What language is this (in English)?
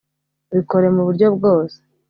Kinyarwanda